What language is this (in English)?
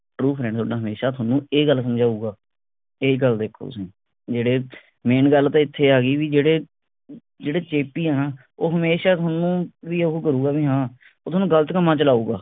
Punjabi